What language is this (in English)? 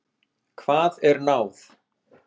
Icelandic